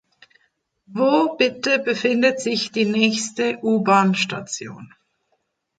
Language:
German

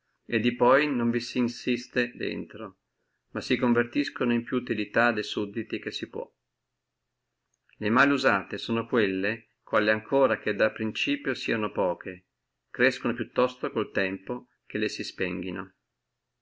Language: Italian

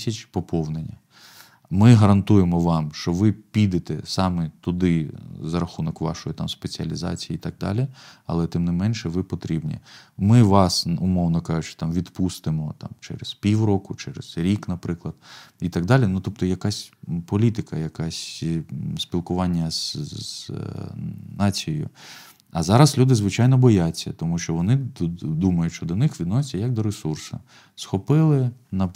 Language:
Ukrainian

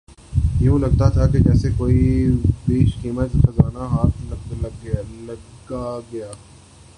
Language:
Urdu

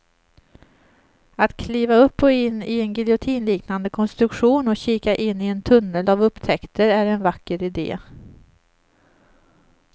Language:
Swedish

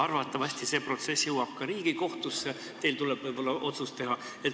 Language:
Estonian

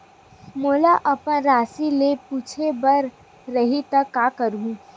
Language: Chhattisgarhi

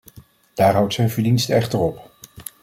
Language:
Dutch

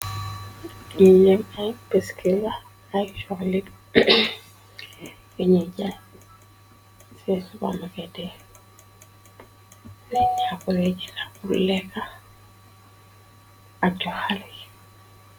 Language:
Wolof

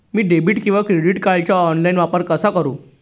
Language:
Marathi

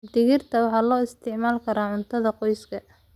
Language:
Somali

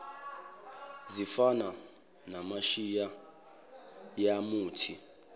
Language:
Zulu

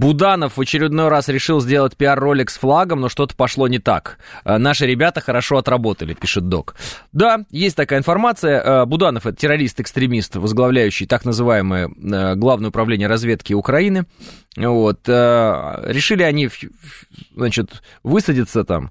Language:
Russian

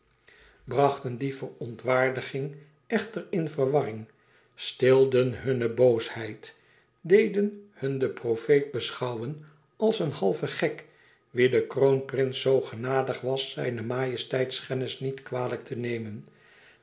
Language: Dutch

